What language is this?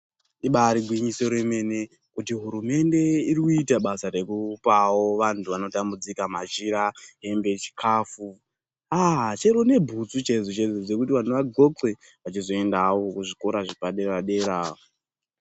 Ndau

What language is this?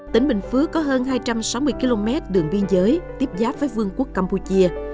Vietnamese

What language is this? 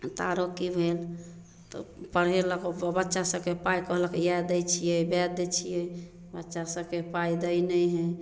Maithili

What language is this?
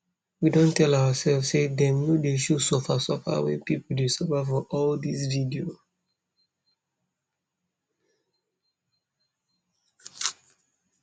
Nigerian Pidgin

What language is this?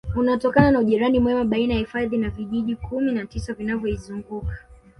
Swahili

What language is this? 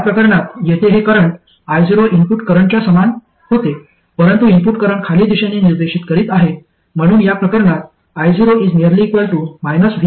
Marathi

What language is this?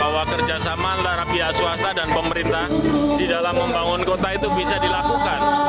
Indonesian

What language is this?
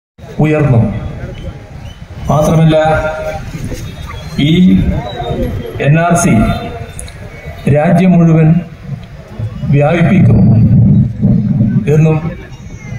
Malayalam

